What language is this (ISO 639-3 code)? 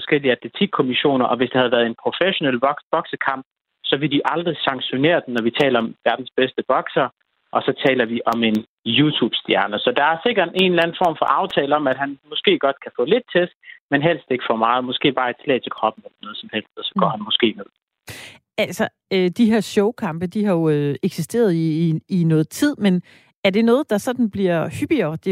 dan